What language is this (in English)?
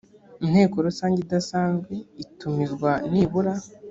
Kinyarwanda